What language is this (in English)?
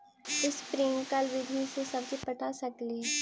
Magahi